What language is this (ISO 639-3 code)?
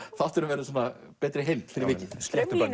isl